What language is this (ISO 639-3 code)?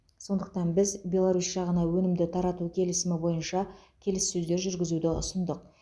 kaz